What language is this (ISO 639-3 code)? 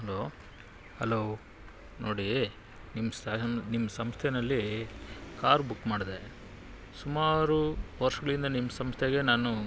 kan